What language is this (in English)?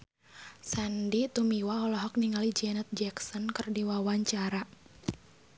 Sundanese